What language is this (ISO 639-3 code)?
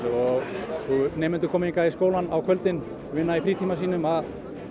isl